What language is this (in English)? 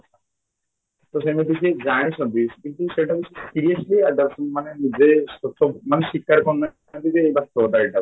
Odia